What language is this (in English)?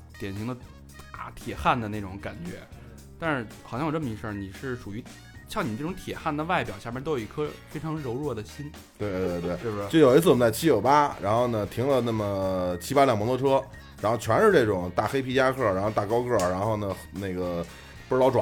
Chinese